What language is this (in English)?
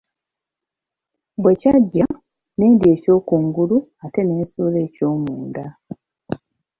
Ganda